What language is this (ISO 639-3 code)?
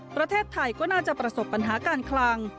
tha